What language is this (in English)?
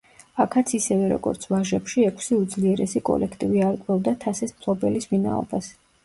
Georgian